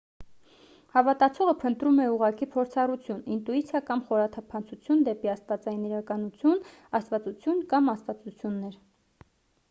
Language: Armenian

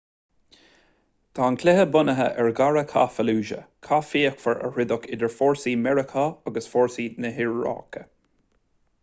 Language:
Irish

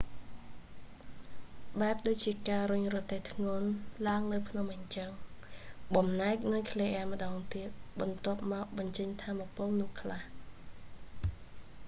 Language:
Khmer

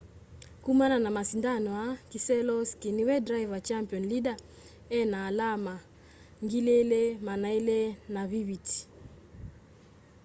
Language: Kamba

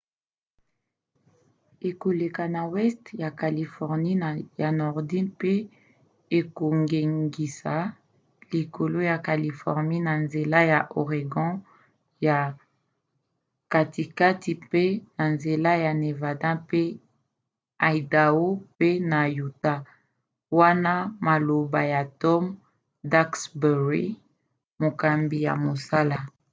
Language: Lingala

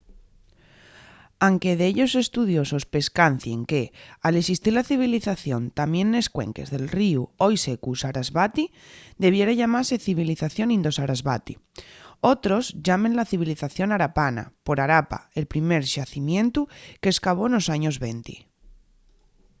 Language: Asturian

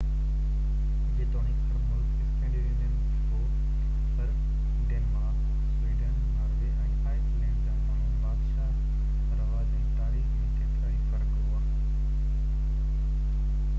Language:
Sindhi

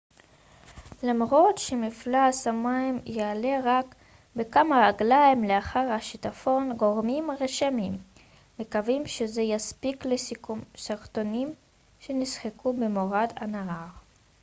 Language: Hebrew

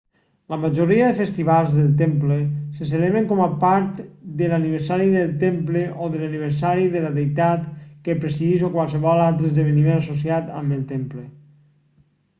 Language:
Catalan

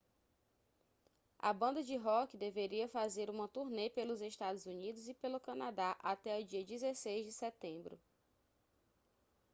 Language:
Portuguese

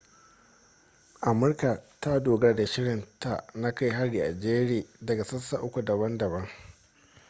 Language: Hausa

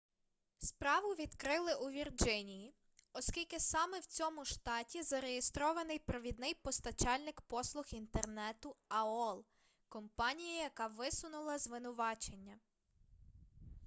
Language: Ukrainian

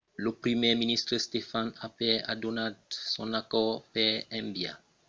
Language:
Occitan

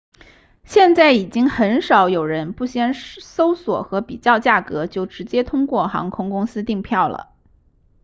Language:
Chinese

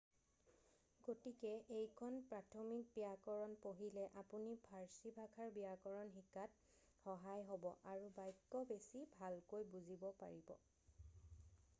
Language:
Assamese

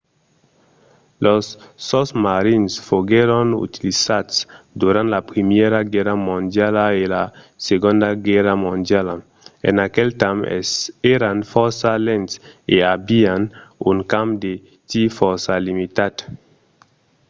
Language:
Occitan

